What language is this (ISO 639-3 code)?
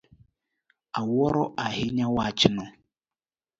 luo